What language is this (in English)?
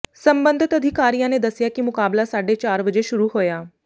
Punjabi